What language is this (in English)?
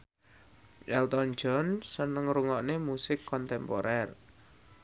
Javanese